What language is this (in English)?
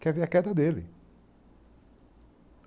Portuguese